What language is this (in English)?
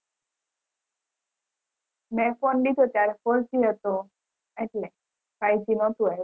Gujarati